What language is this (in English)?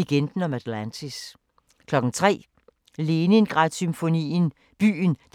Danish